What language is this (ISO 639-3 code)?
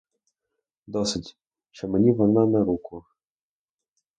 ukr